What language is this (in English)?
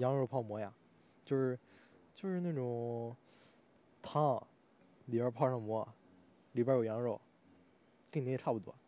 Chinese